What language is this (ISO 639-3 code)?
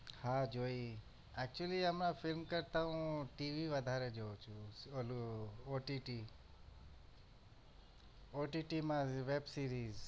guj